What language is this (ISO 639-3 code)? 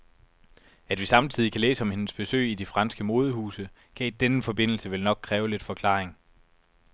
dan